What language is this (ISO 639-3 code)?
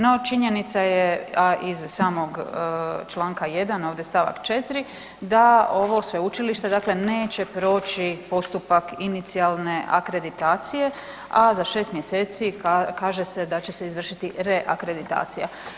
hrv